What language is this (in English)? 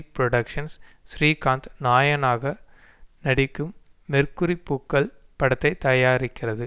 Tamil